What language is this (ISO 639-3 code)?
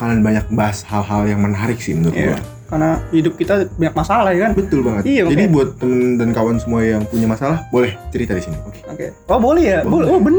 ind